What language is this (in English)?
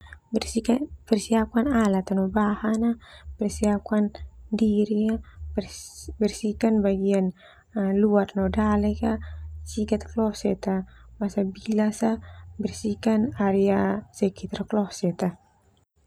Termanu